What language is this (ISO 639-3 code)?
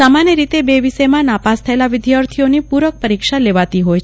guj